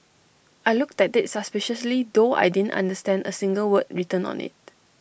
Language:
English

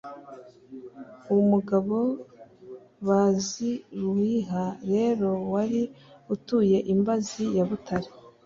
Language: Kinyarwanda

